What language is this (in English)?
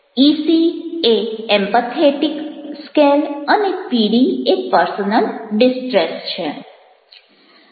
Gujarati